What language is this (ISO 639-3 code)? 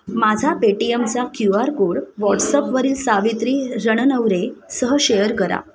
mar